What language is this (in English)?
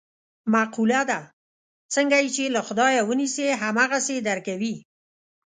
Pashto